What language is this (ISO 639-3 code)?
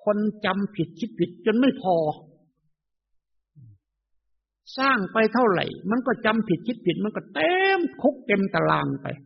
tha